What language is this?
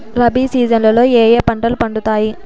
Telugu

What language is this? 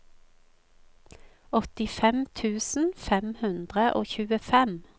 Norwegian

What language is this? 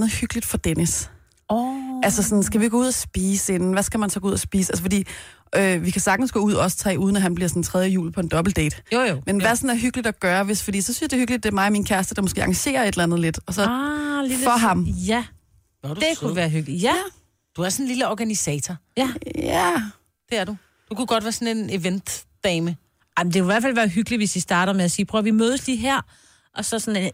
Danish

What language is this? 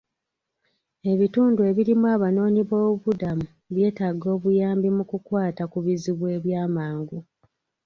Ganda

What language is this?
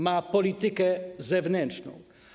Polish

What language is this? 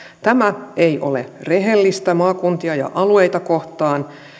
Finnish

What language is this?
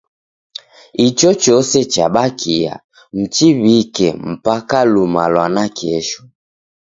Taita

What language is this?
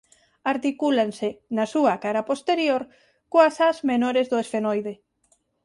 Galician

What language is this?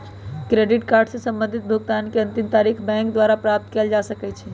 Magahi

